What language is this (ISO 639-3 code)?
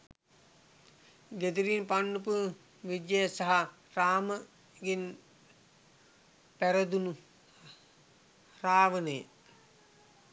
sin